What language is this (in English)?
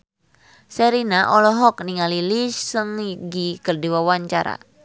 Sundanese